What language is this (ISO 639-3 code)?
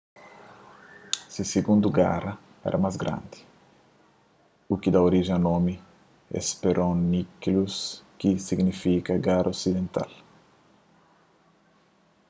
kea